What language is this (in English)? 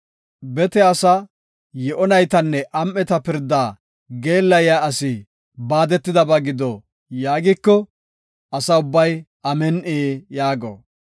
Gofa